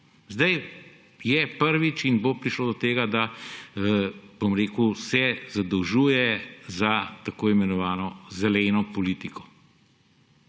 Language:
Slovenian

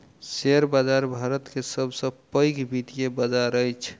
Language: Maithili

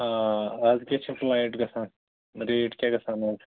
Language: Kashmiri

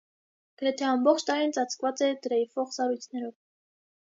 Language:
Armenian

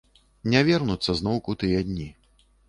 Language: Belarusian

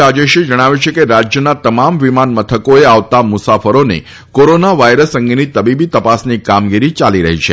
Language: Gujarati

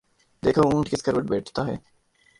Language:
Urdu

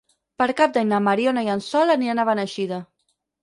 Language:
Catalan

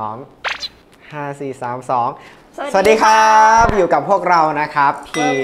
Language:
Thai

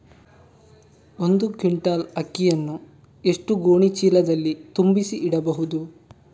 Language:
Kannada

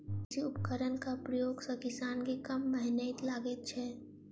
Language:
Maithili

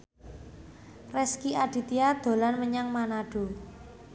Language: Javanese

